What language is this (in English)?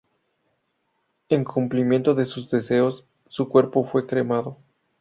Spanish